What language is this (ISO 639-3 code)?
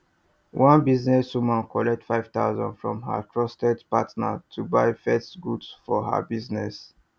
pcm